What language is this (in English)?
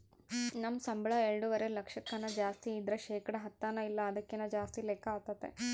Kannada